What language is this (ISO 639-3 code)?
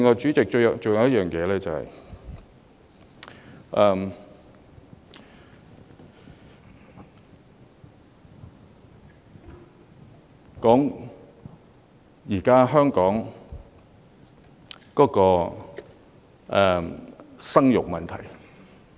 yue